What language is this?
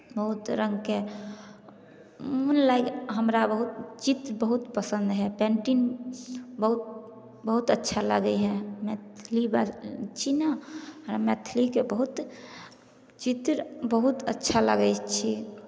Maithili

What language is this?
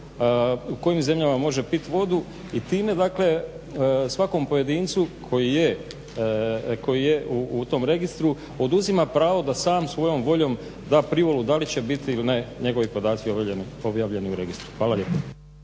Croatian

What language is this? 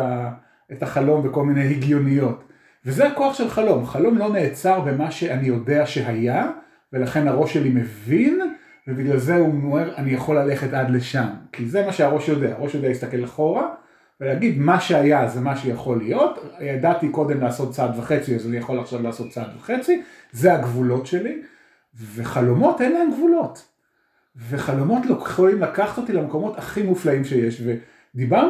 Hebrew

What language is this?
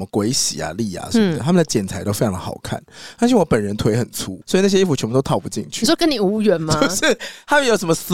Chinese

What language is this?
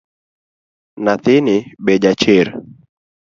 Luo (Kenya and Tanzania)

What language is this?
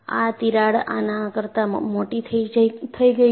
Gujarati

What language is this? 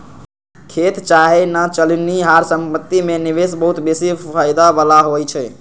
Magahi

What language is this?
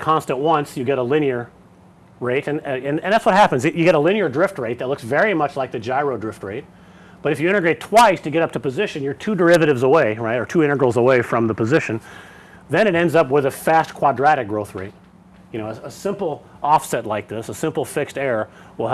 English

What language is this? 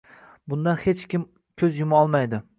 Uzbek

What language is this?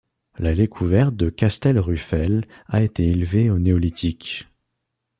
French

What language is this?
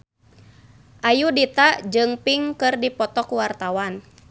Sundanese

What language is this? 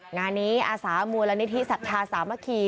Thai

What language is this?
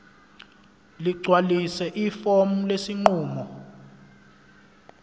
Zulu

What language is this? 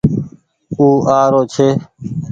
Goaria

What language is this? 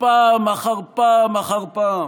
Hebrew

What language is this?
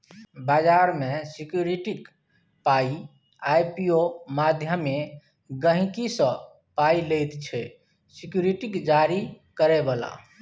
Maithili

